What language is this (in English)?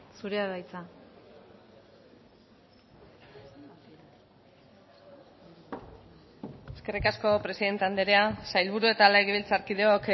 Basque